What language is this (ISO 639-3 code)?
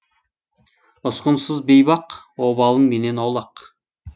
kaz